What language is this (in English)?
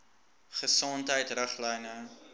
Afrikaans